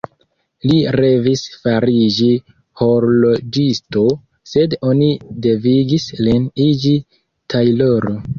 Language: Esperanto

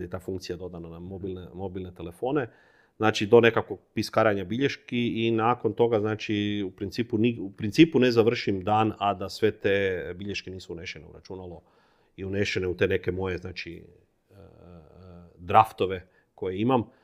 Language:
Croatian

